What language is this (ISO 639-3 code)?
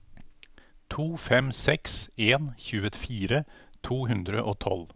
nor